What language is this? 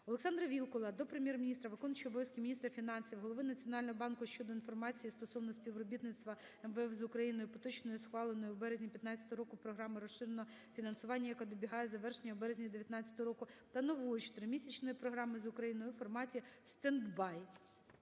Ukrainian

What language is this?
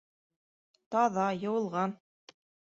Bashkir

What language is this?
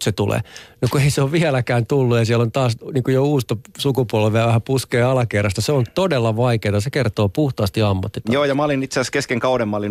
Finnish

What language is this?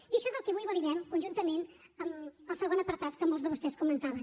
Catalan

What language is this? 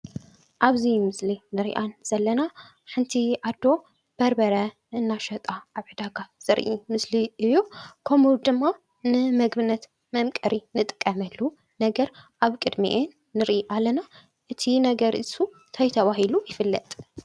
Tigrinya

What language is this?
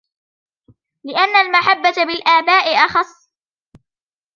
Arabic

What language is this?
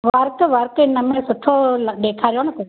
Sindhi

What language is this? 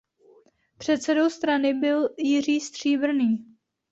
Czech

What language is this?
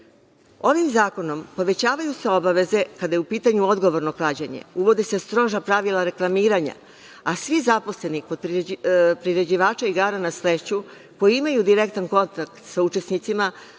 Serbian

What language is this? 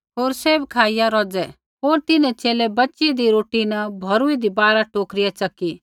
Kullu Pahari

